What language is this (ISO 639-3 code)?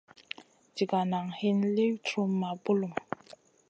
mcn